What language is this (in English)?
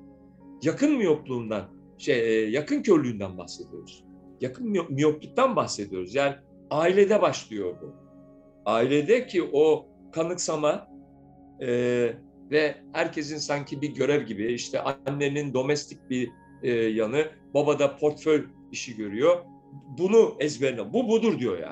Turkish